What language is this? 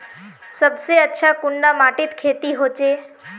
Magahi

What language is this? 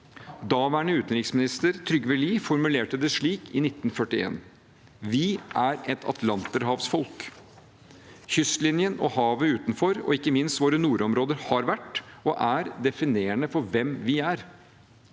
Norwegian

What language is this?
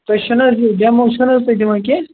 Kashmiri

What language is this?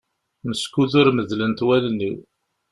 Kabyle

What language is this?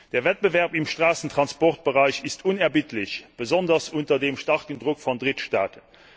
German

